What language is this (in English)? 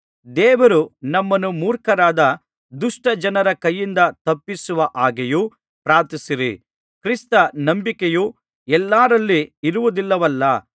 Kannada